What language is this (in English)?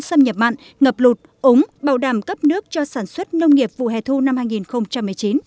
Vietnamese